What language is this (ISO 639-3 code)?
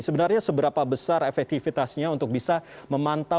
ind